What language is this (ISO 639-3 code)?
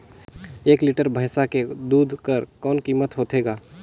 hne